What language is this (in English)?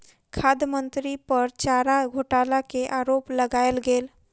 Maithili